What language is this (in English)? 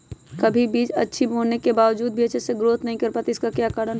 Magahi